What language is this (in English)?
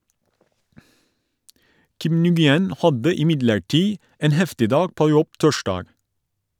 Norwegian